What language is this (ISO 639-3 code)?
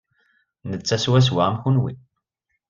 kab